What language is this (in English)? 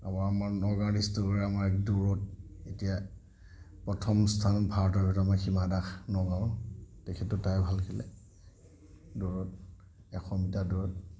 Assamese